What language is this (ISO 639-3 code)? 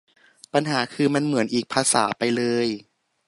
tha